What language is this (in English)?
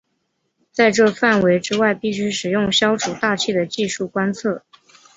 Chinese